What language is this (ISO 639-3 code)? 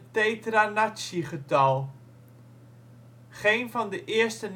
nld